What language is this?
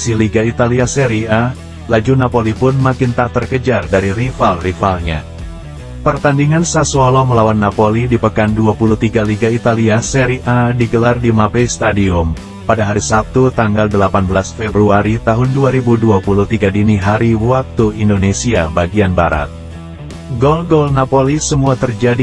Indonesian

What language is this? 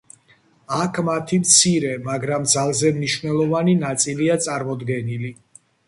Georgian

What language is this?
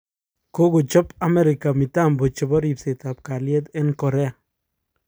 Kalenjin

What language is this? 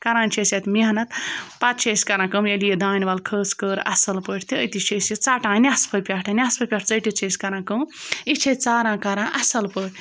Kashmiri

